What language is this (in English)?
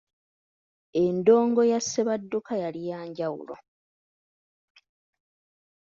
Ganda